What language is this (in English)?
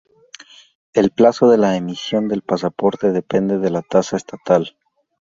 Spanish